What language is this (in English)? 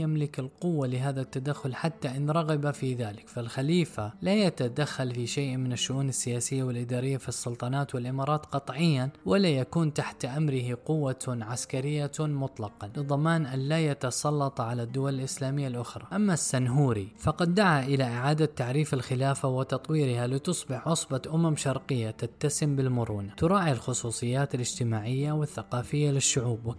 Arabic